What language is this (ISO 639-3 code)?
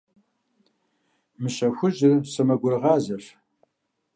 kbd